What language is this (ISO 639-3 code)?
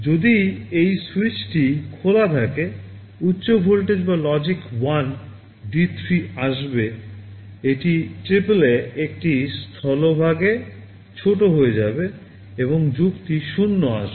ben